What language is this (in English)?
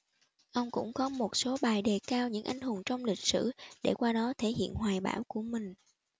Vietnamese